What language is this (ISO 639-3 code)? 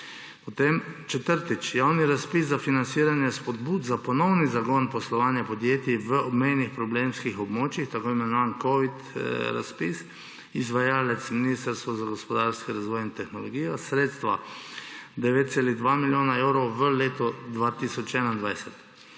slv